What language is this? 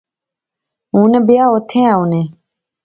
Pahari-Potwari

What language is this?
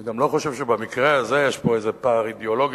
Hebrew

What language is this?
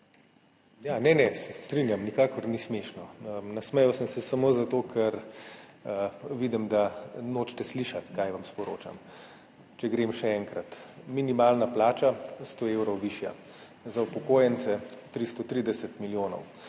Slovenian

